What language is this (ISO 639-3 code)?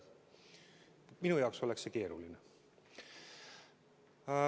est